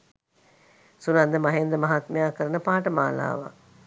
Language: Sinhala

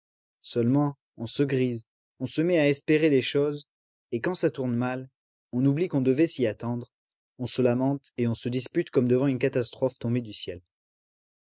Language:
French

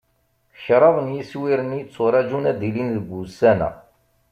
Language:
Kabyle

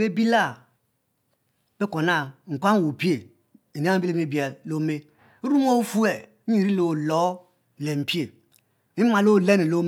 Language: Mbe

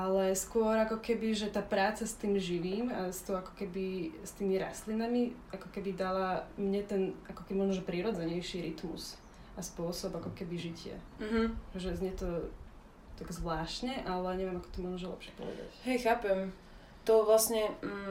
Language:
Slovak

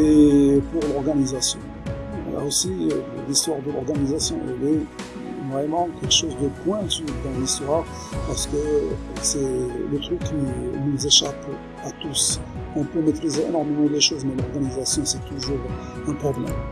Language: French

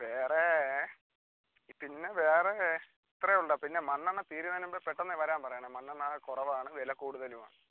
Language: Malayalam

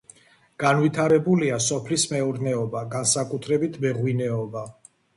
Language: Georgian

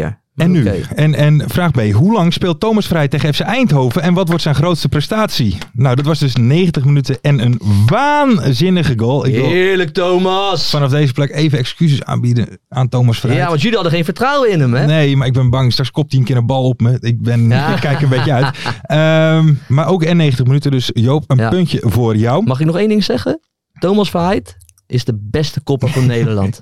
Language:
Dutch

